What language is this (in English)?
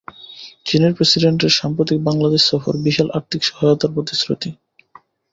Bangla